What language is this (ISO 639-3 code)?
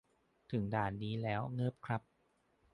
tha